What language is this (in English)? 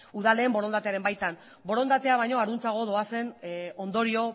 Basque